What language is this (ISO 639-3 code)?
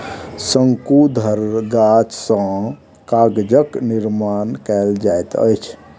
mai